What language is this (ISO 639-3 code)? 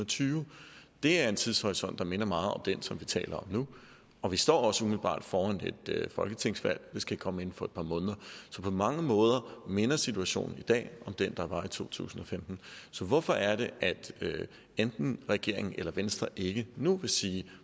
dan